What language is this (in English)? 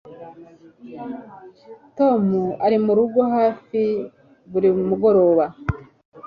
Kinyarwanda